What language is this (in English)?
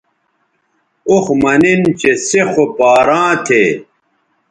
Bateri